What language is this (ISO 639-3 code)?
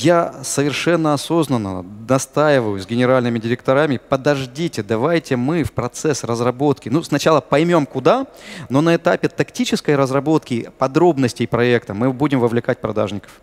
rus